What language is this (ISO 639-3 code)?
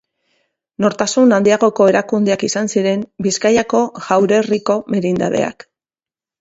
eus